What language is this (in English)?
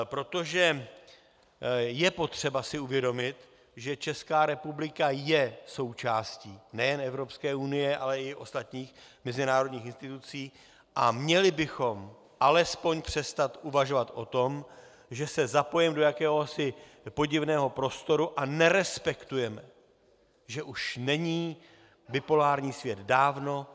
Czech